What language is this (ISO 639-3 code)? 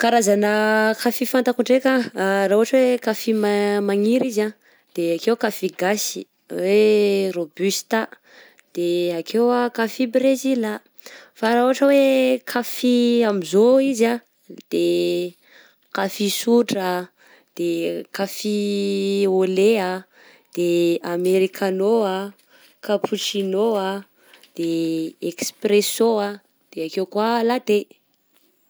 bzc